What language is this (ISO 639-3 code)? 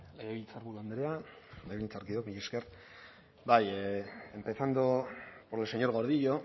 eus